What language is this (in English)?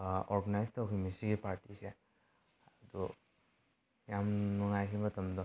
Manipuri